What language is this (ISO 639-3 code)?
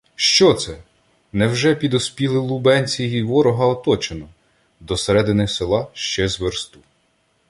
ukr